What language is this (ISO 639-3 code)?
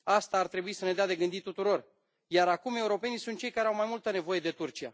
ron